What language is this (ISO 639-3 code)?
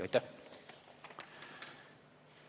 est